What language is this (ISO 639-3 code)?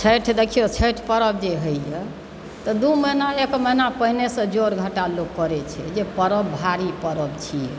mai